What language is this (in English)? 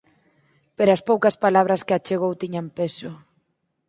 Galician